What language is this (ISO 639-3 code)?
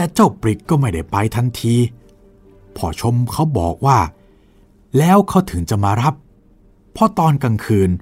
tha